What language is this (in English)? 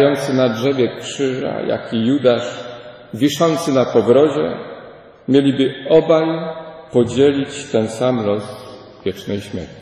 Polish